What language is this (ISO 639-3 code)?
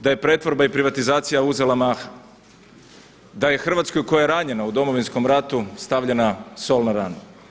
hrv